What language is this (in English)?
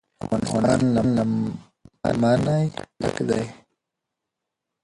Pashto